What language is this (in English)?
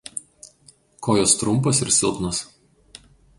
Lithuanian